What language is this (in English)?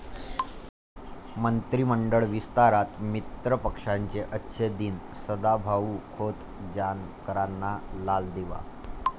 Marathi